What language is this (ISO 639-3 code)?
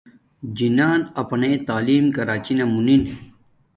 dmk